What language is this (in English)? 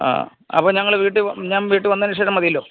Malayalam